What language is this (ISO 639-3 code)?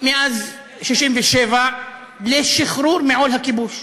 heb